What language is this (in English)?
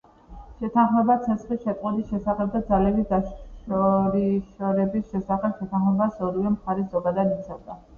Georgian